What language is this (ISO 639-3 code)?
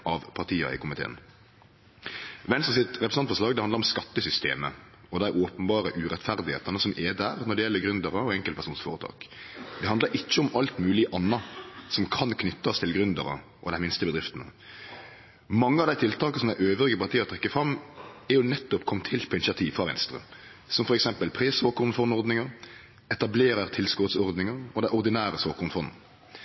nno